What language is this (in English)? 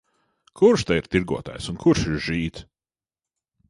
Latvian